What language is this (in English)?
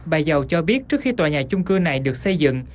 Vietnamese